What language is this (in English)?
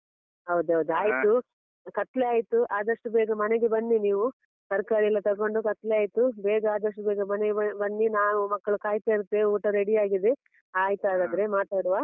Kannada